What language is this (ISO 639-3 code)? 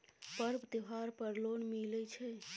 mai